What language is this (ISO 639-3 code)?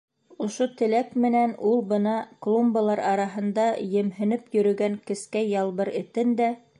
bak